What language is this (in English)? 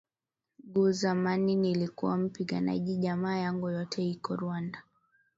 Swahili